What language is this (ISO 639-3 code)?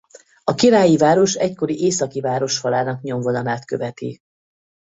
hun